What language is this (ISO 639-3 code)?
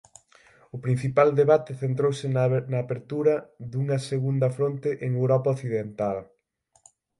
glg